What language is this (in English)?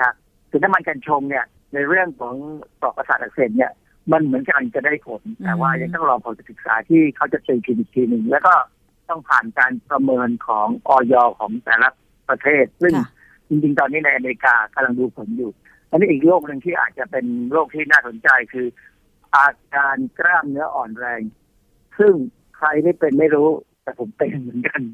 Thai